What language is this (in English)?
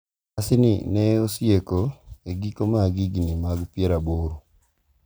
Luo (Kenya and Tanzania)